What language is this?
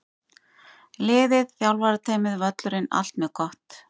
Icelandic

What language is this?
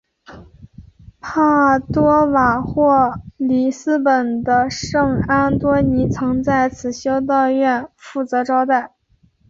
Chinese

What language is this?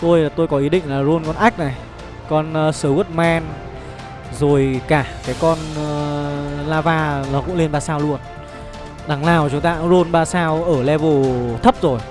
Vietnamese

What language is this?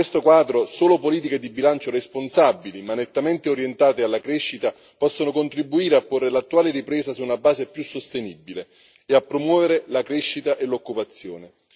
Italian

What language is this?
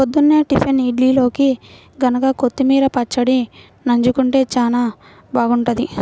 Telugu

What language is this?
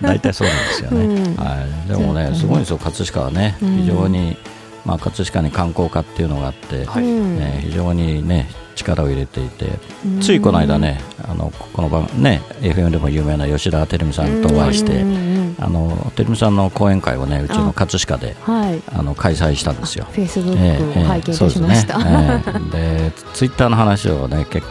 Japanese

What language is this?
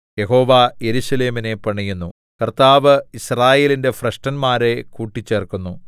Malayalam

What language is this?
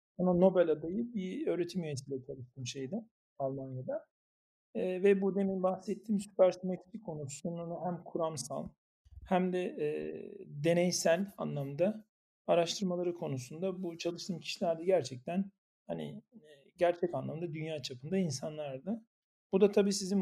Turkish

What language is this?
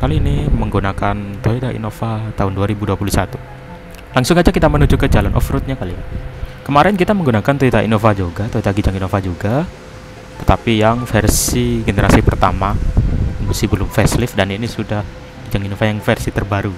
Indonesian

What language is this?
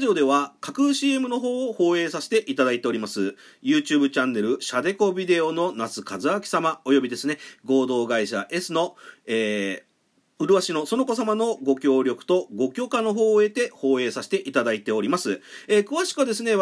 Japanese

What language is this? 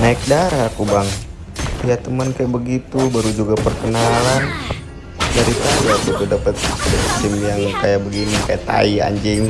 Indonesian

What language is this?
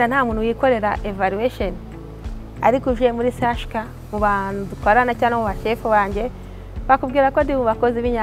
Romanian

